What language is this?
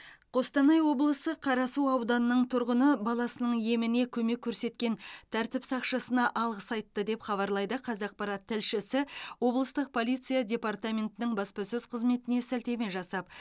Kazakh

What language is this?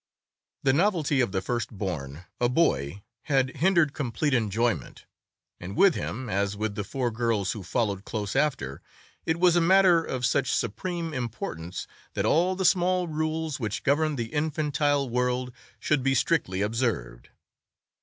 English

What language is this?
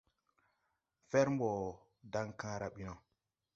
Tupuri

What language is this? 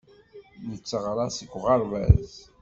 Kabyle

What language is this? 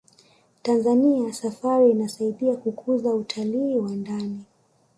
Swahili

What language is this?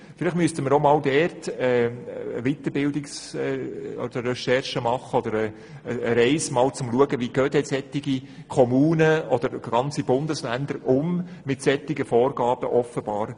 Swiss German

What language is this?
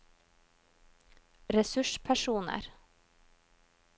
Norwegian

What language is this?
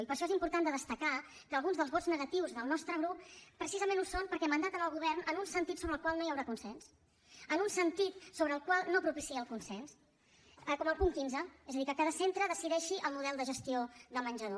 Catalan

